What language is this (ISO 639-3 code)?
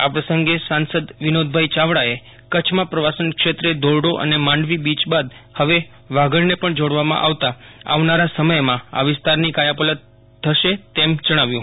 guj